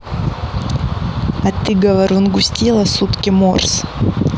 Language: Russian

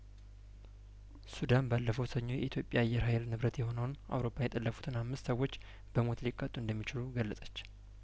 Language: Amharic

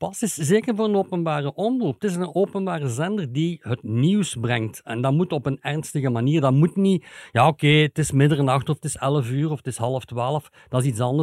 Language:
Dutch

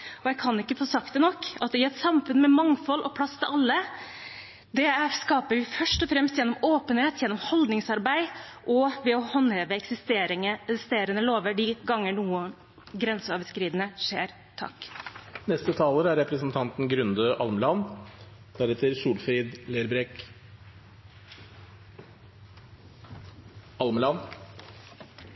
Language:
Norwegian Bokmål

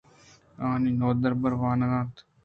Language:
Eastern Balochi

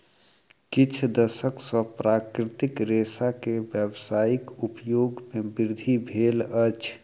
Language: Maithili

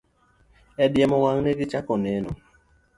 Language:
Luo (Kenya and Tanzania)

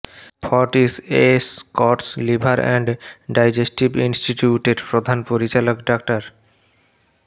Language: Bangla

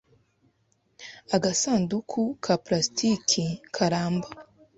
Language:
Kinyarwanda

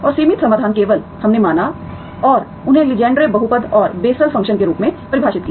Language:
Hindi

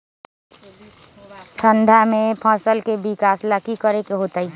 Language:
Magahi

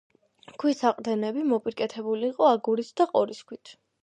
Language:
Georgian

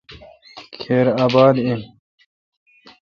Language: Kalkoti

